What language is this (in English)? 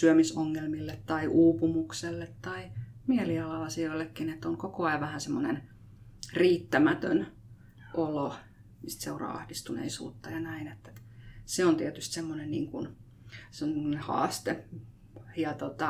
Finnish